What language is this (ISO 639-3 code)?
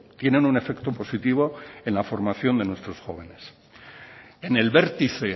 spa